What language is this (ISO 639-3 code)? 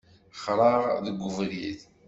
kab